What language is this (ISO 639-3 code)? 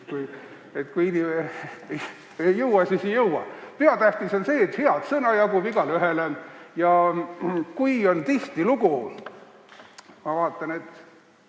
est